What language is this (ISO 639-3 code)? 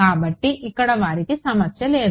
tel